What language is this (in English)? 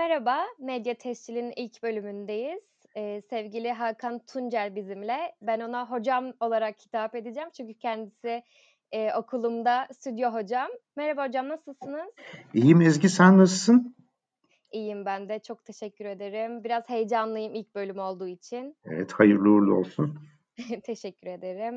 Turkish